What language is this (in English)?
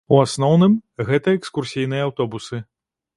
Belarusian